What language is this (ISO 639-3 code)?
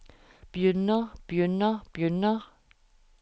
nor